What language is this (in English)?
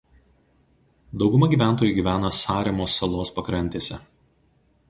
Lithuanian